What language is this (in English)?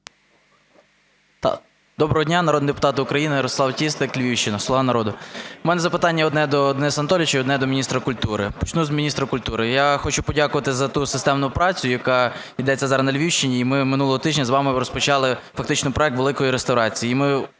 Ukrainian